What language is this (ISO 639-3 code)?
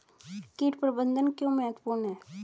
hin